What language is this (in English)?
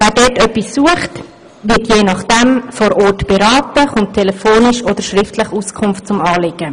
Swiss German